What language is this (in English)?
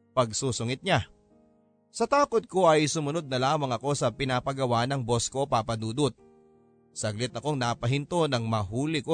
Filipino